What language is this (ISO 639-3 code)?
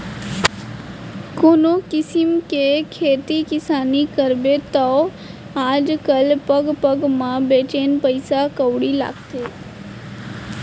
hne